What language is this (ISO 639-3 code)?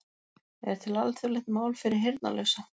isl